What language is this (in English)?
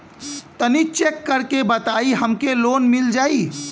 Bhojpuri